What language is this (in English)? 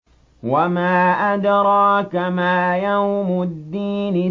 Arabic